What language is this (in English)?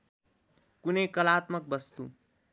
Nepali